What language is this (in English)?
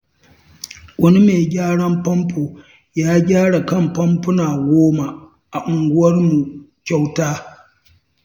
Hausa